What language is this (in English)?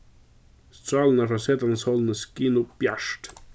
Faroese